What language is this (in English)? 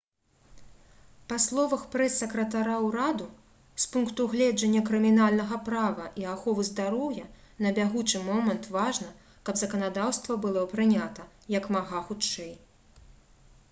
Belarusian